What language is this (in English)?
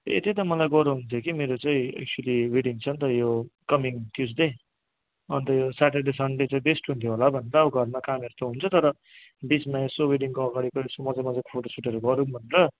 Nepali